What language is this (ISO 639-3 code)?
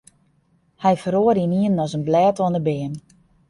fry